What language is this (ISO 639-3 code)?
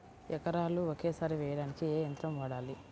tel